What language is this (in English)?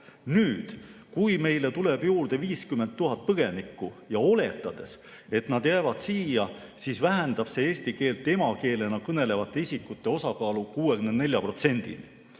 Estonian